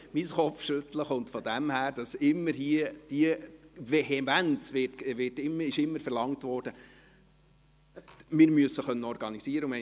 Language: Swiss German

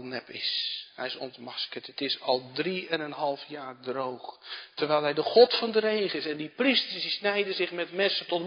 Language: Dutch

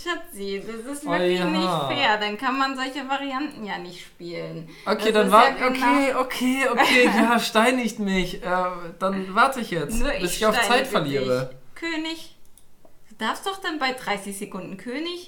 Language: German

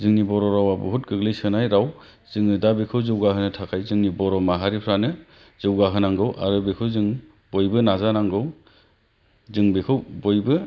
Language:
Bodo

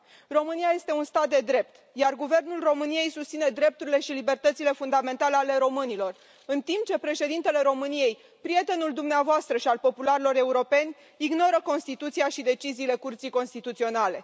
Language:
Romanian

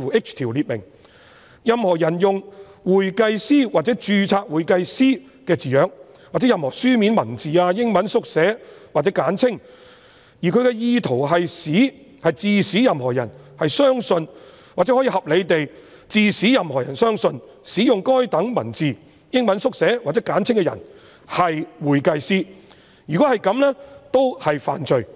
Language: Cantonese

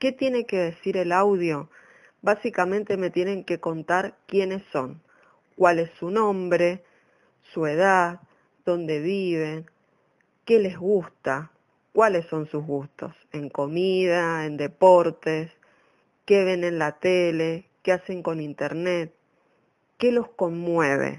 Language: Spanish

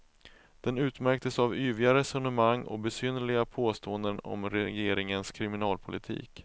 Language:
Swedish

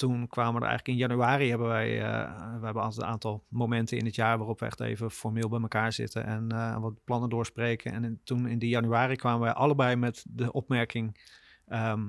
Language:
Dutch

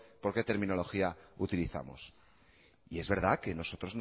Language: Spanish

